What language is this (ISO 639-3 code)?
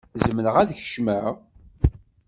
kab